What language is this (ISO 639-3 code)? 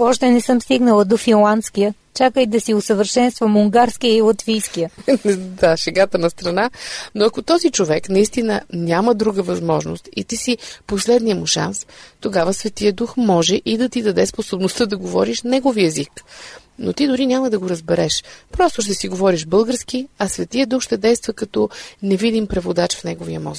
bul